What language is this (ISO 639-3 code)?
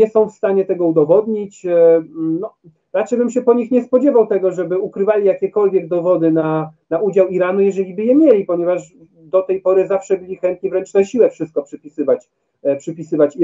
pol